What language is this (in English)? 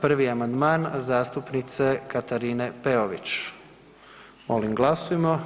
Croatian